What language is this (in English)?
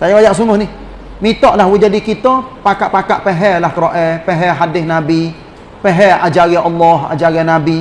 Malay